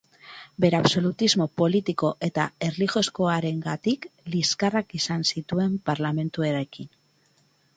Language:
Basque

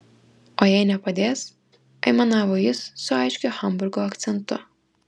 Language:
Lithuanian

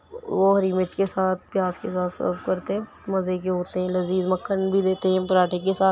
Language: Urdu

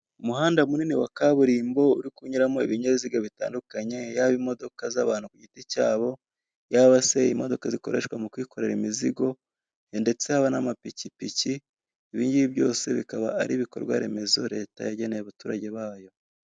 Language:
Kinyarwanda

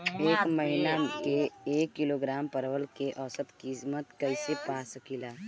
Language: Bhojpuri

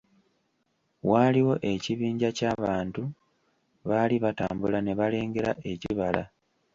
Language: Ganda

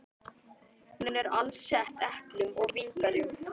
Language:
Icelandic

